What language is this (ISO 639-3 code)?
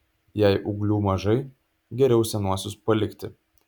lit